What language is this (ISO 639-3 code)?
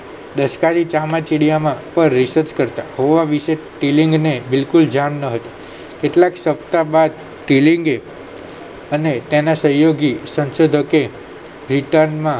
guj